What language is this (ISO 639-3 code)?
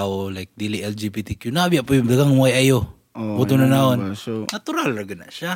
fil